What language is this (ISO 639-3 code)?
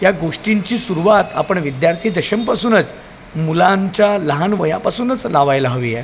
mar